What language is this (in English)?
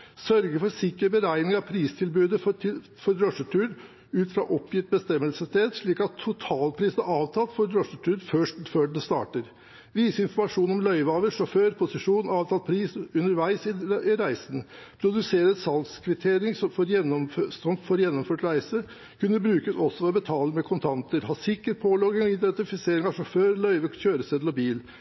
Norwegian Bokmål